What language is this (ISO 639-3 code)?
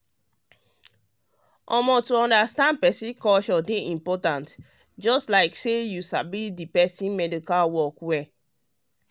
pcm